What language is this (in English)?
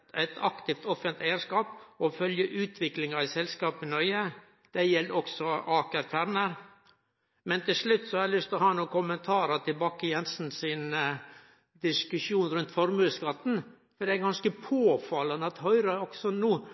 Norwegian Nynorsk